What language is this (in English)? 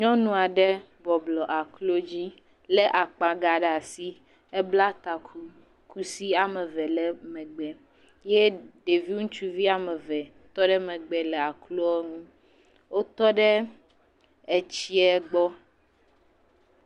Ewe